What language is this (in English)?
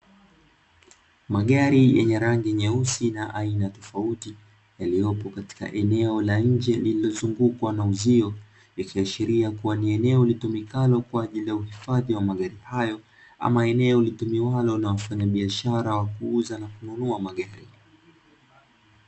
Swahili